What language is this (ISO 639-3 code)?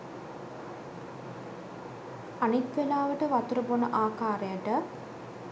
sin